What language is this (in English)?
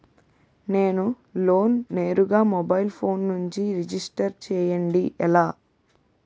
Telugu